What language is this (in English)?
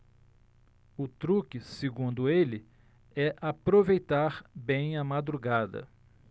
Portuguese